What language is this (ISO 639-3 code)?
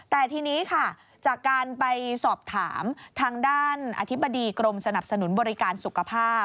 tha